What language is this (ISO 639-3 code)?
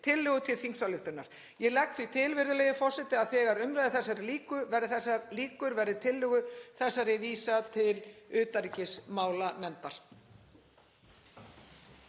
isl